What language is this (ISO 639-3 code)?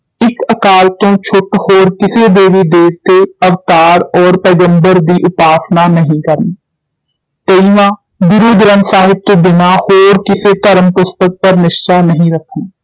pan